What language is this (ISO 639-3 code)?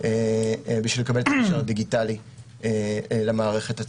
heb